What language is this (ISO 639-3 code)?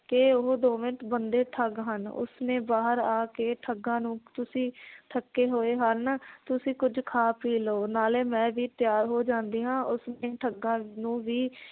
pan